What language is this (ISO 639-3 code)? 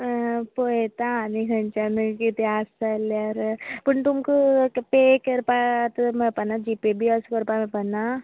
kok